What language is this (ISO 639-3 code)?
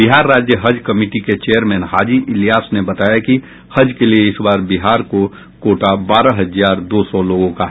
hin